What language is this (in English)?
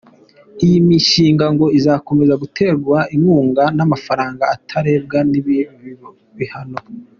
Kinyarwanda